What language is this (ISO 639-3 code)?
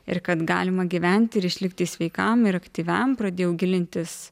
lit